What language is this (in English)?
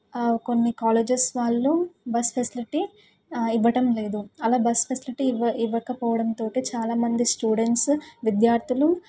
Telugu